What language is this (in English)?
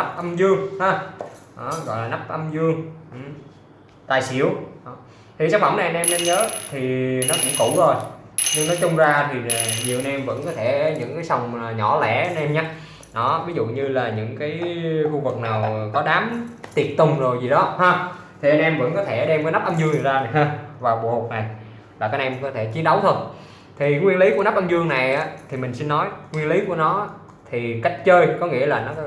Vietnamese